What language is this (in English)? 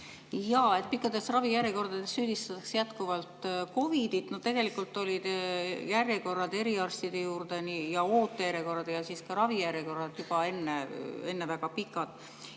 Estonian